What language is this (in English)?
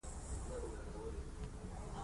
Pashto